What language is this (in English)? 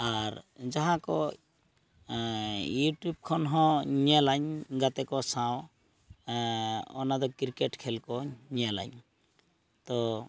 Santali